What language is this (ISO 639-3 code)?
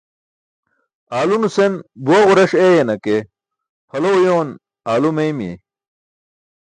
bsk